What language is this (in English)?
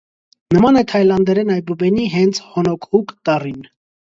Armenian